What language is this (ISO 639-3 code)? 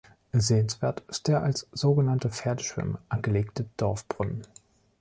deu